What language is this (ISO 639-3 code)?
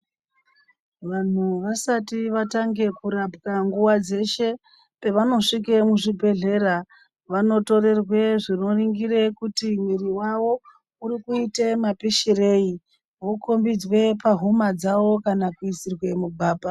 ndc